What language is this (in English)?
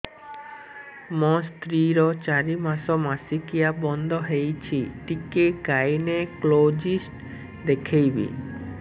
Odia